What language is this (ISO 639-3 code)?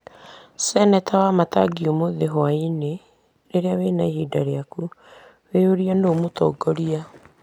kik